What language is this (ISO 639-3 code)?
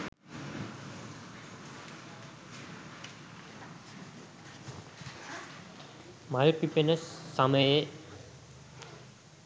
sin